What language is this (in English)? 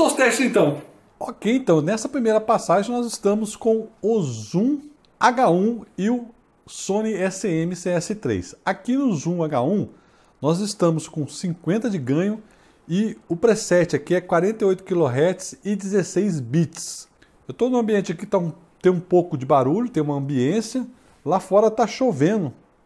Portuguese